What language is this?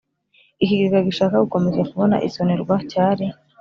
Kinyarwanda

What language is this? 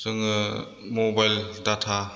Bodo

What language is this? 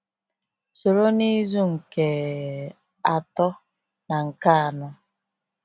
Igbo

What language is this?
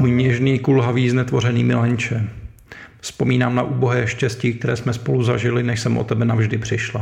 Czech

